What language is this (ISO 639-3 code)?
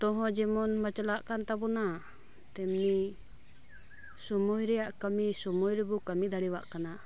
sat